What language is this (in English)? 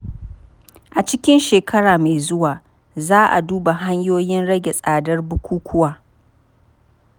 Hausa